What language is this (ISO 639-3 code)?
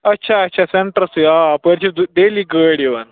kas